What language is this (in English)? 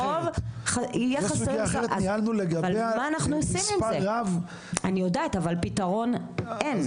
Hebrew